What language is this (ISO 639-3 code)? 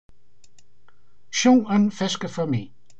fry